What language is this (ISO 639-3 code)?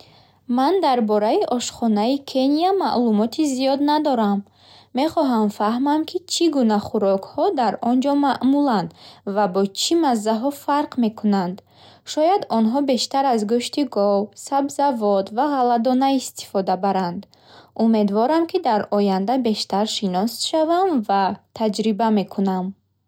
bhh